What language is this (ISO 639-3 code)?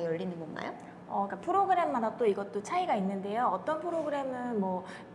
kor